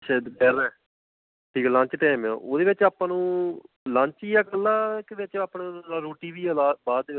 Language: Punjabi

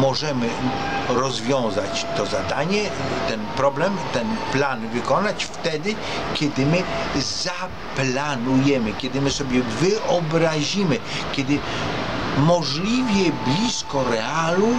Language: Polish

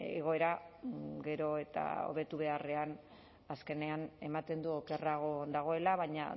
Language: Basque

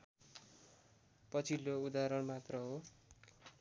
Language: Nepali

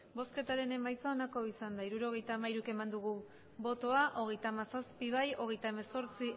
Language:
Basque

